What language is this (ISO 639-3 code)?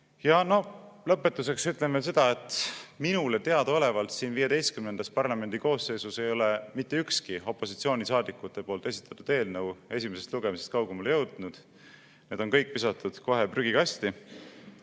est